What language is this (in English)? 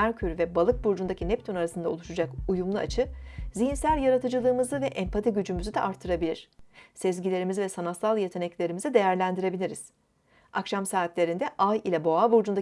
Turkish